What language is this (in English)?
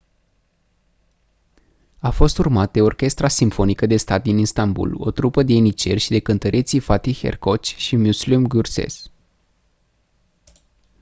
Romanian